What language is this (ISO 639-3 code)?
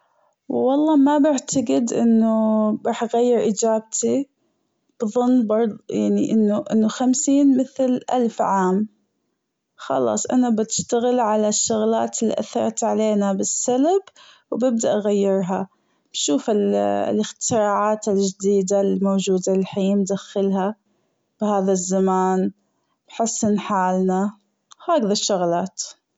afb